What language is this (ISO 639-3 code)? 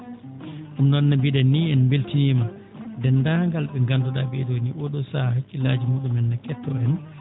ful